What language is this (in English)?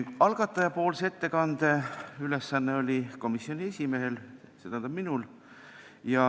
Estonian